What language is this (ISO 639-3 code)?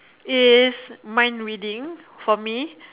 eng